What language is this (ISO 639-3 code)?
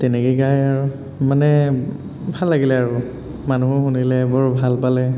asm